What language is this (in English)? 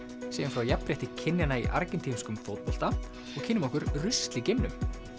Icelandic